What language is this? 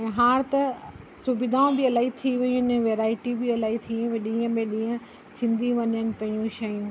Sindhi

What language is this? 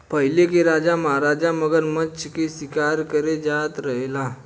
Bhojpuri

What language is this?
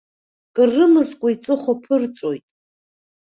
Abkhazian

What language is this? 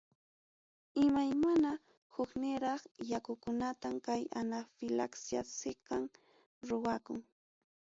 Ayacucho Quechua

